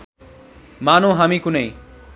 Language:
Nepali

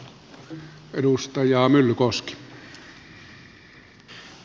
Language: Finnish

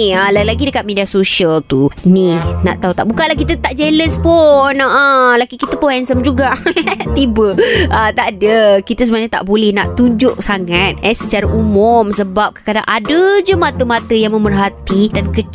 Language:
Malay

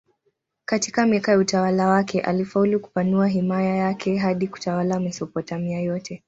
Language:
Swahili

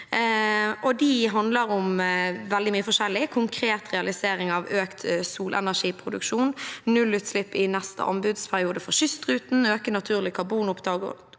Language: Norwegian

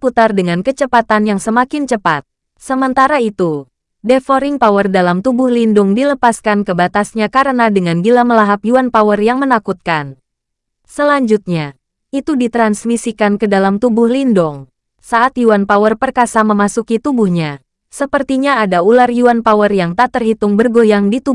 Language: Indonesian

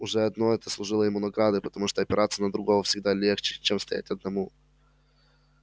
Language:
Russian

